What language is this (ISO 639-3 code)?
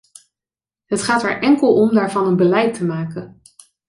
nld